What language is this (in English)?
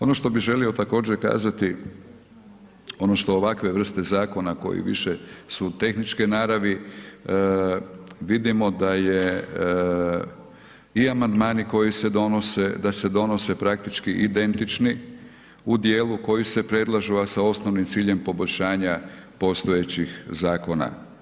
Croatian